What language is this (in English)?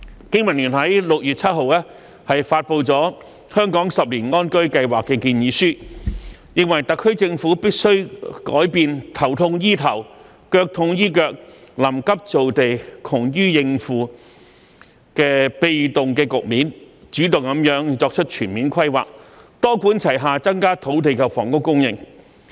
Cantonese